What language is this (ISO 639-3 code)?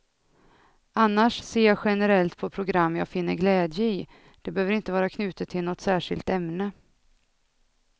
swe